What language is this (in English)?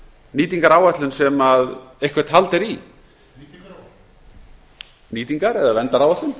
Icelandic